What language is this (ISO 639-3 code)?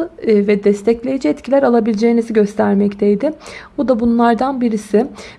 tur